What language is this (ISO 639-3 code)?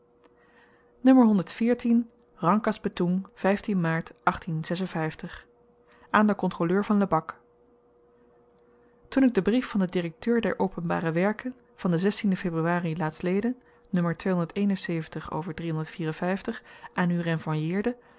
nld